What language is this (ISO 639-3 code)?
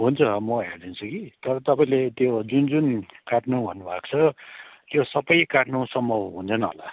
nep